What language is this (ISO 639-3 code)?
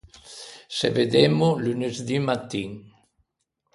lij